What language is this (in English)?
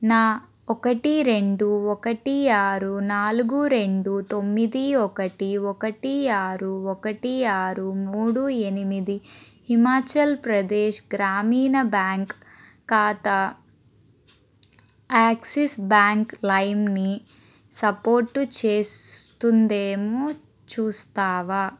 Telugu